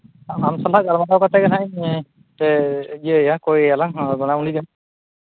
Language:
Santali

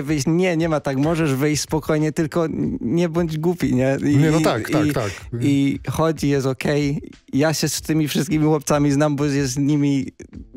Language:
Polish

